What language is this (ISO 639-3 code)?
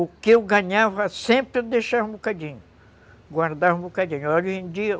por